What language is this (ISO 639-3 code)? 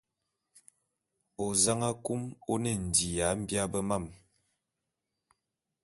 bum